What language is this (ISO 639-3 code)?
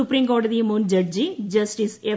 mal